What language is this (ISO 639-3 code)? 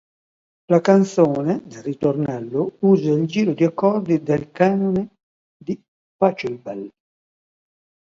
ita